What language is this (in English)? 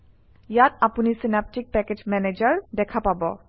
Assamese